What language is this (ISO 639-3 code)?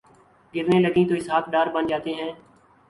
urd